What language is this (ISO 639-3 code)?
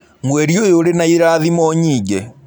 kik